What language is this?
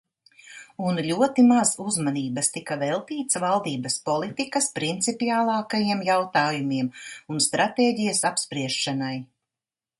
Latvian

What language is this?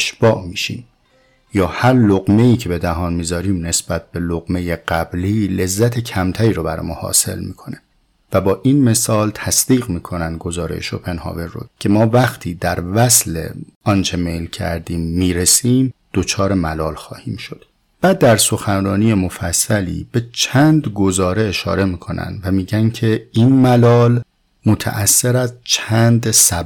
Persian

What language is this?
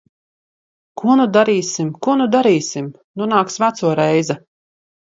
Latvian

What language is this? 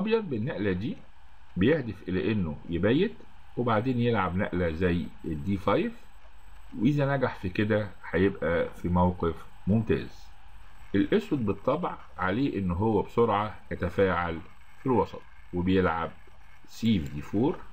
Arabic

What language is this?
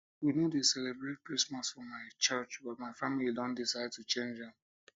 Nigerian Pidgin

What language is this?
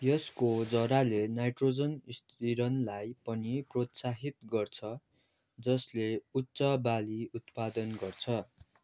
Nepali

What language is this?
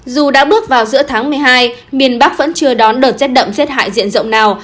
Vietnamese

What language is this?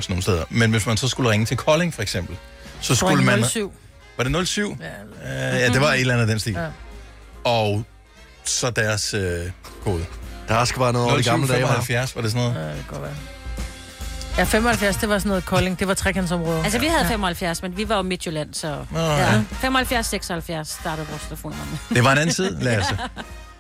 Danish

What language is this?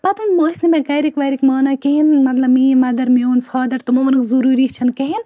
Kashmiri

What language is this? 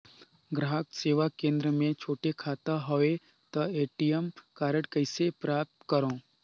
Chhattisgarhi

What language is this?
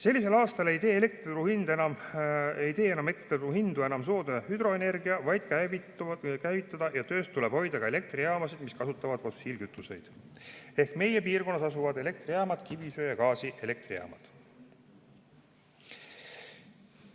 Estonian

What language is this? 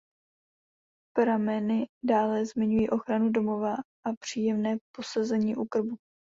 Czech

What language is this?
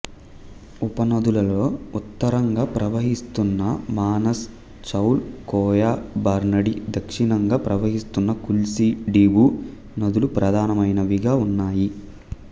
Telugu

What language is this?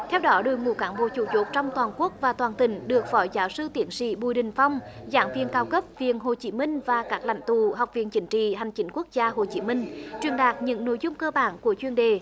Vietnamese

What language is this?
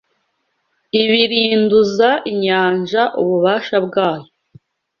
Kinyarwanda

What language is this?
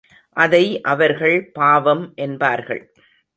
Tamil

